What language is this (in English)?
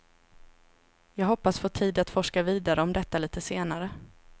Swedish